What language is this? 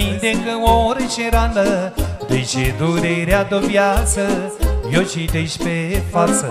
Romanian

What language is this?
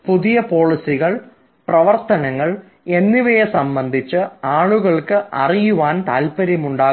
Malayalam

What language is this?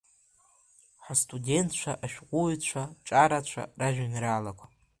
Abkhazian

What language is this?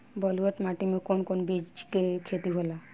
Bhojpuri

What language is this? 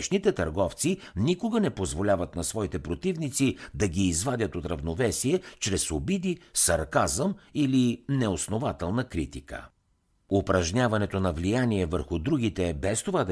Bulgarian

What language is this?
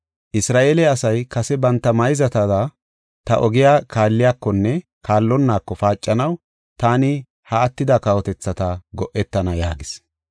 Gofa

